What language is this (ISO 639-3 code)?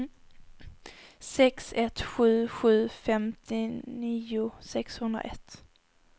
swe